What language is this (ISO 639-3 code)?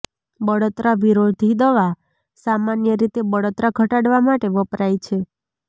guj